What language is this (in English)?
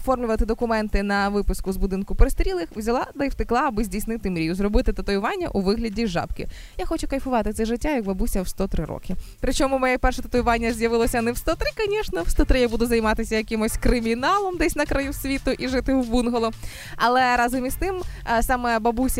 Ukrainian